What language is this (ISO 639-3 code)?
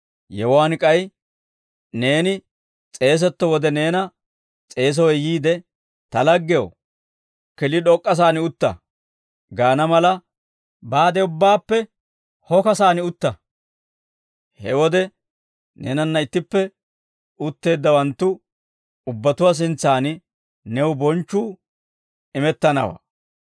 dwr